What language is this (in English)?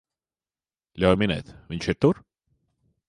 Latvian